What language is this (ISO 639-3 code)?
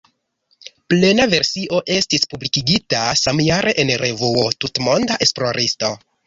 epo